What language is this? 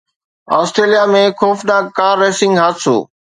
Sindhi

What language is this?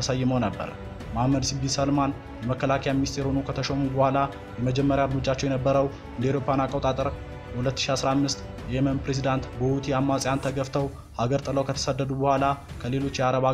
Arabic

